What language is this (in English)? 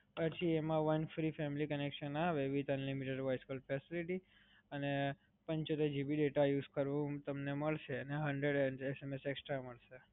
Gujarati